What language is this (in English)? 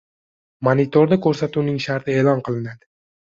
Uzbek